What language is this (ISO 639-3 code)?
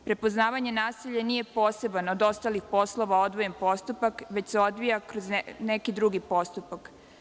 srp